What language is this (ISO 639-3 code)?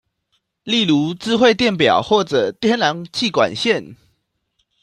zho